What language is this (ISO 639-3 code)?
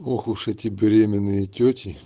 rus